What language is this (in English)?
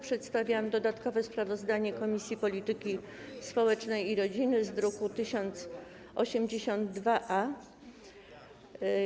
Polish